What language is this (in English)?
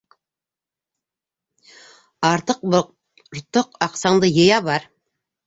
Bashkir